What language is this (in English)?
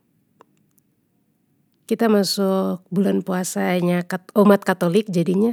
Papuan Malay